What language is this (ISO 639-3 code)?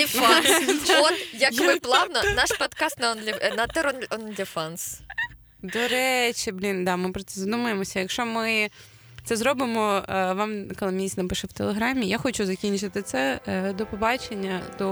ukr